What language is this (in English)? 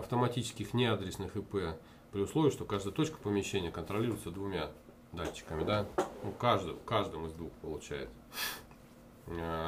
Russian